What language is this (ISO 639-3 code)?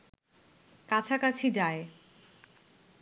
ben